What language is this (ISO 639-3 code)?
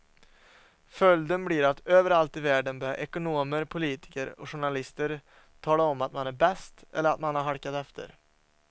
swe